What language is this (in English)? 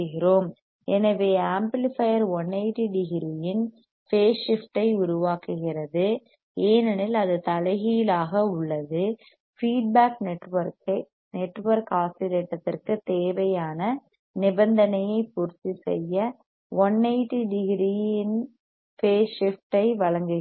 Tamil